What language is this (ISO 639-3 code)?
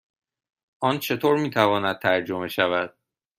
fas